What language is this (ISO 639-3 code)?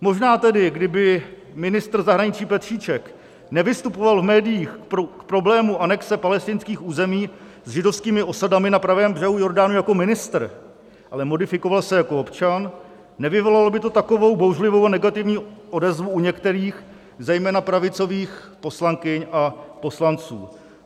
ces